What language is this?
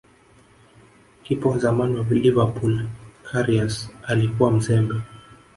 Swahili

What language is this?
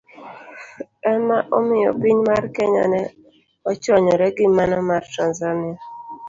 Luo (Kenya and Tanzania)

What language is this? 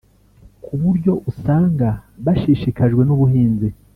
Kinyarwanda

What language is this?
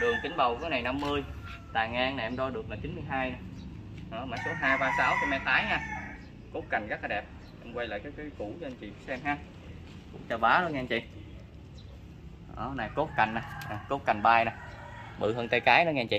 Vietnamese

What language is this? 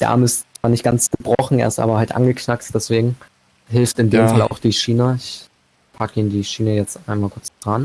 German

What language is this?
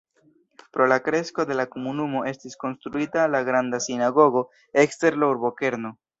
Esperanto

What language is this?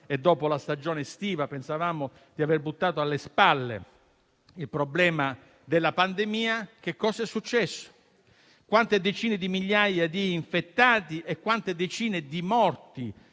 Italian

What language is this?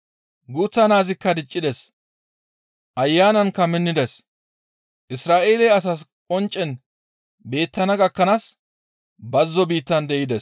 Gamo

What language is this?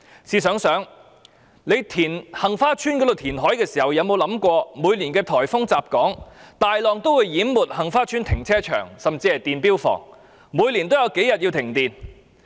Cantonese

